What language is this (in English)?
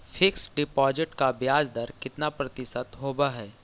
Magahi